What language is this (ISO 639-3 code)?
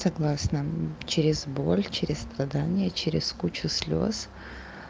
rus